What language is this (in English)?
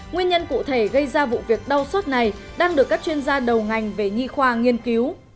Vietnamese